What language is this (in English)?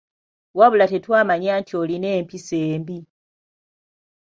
Ganda